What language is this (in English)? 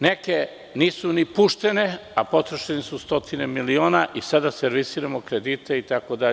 Serbian